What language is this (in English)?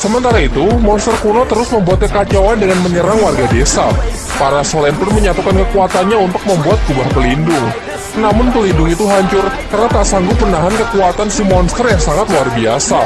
Indonesian